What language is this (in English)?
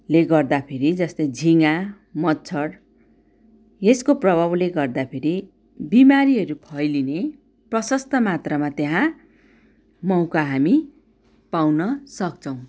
Nepali